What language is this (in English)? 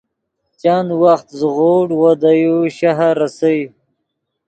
Yidgha